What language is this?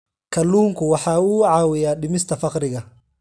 Somali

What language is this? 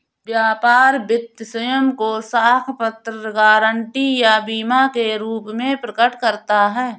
Hindi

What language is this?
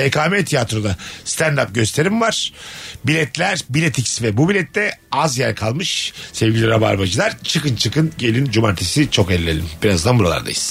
Turkish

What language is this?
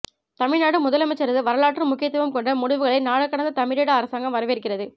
Tamil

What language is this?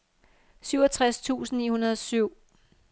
Danish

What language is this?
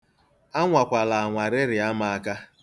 Igbo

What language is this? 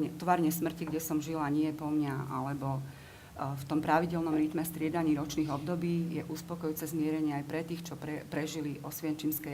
Slovak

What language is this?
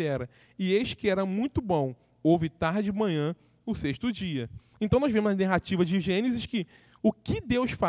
Portuguese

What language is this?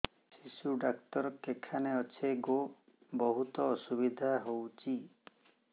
Odia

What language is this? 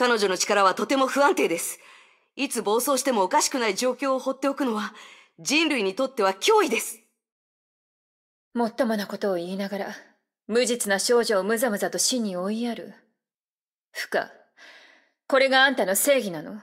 Japanese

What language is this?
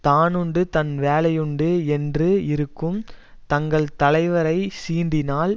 Tamil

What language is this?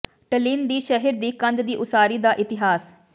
Punjabi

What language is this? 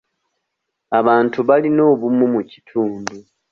Ganda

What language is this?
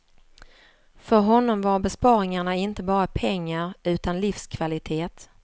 Swedish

